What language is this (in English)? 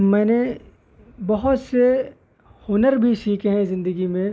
Urdu